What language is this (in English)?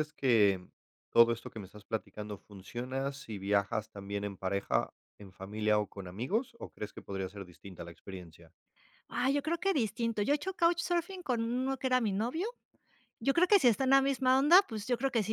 Spanish